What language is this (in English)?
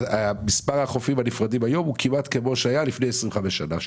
Hebrew